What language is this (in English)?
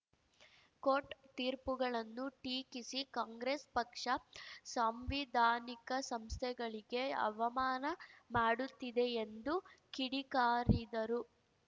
Kannada